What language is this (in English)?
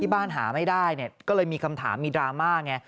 Thai